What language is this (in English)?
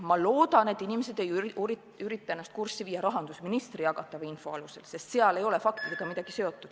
Estonian